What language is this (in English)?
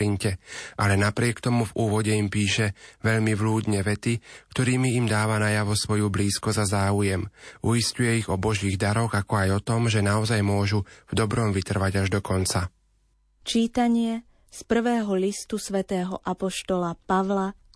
Slovak